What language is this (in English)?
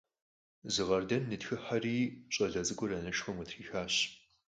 Kabardian